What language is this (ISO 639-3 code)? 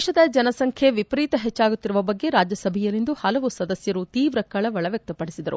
kan